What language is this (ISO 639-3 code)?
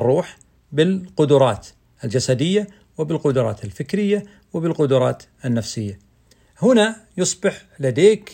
ara